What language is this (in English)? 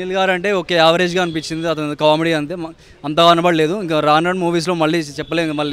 Telugu